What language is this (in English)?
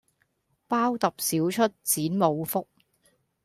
Cantonese